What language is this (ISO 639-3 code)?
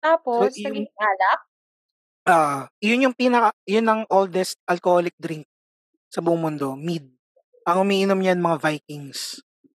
fil